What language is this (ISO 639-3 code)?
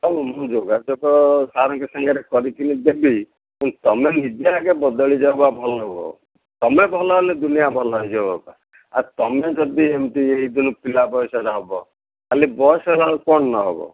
ori